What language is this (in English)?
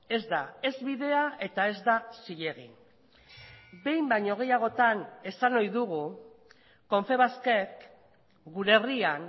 Basque